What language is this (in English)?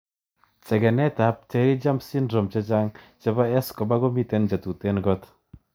Kalenjin